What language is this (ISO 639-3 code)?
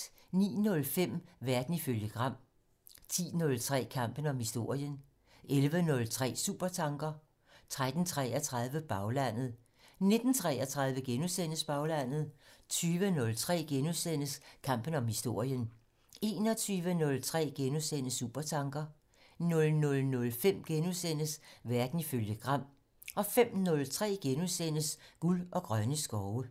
dan